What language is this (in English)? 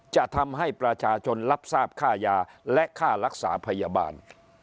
Thai